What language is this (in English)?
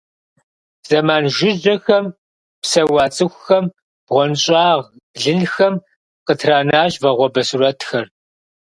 Kabardian